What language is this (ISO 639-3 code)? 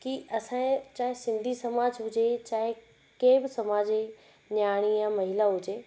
snd